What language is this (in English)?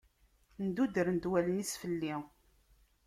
Kabyle